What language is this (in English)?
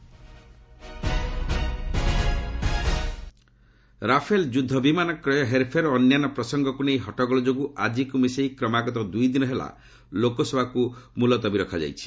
Odia